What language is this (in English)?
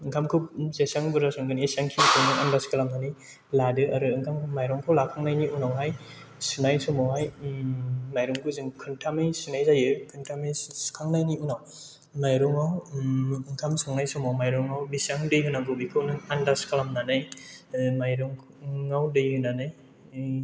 Bodo